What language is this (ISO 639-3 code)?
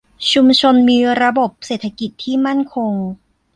tha